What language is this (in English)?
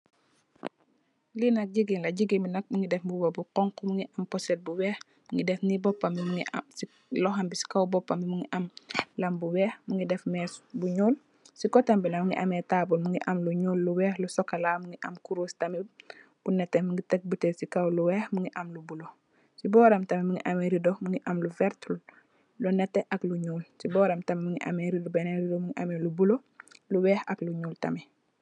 Wolof